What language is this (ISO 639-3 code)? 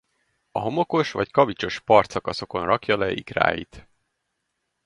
hun